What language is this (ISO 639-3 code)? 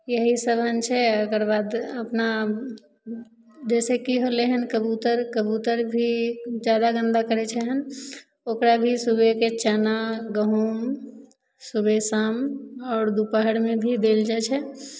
mai